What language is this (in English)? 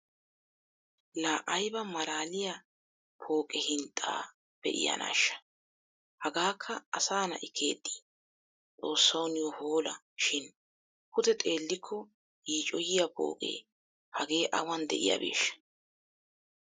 Wolaytta